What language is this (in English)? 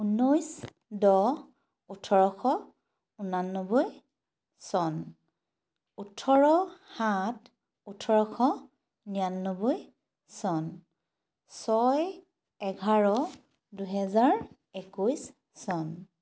Assamese